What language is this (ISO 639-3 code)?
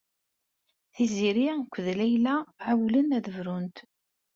kab